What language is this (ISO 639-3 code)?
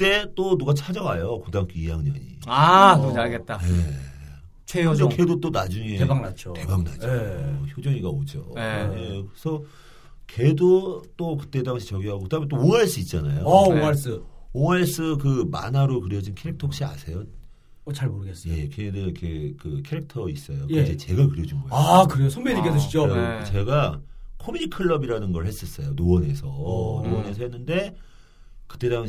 kor